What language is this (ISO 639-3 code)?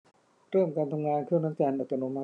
tha